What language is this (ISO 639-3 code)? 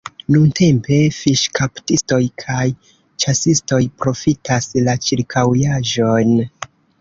epo